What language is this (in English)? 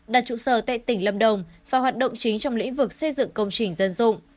Vietnamese